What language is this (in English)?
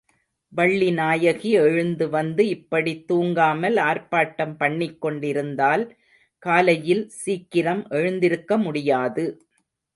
Tamil